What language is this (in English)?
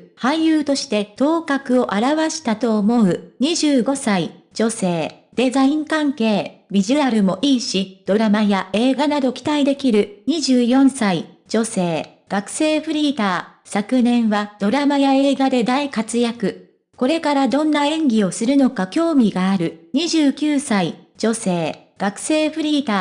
Japanese